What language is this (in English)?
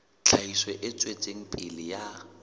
Southern Sotho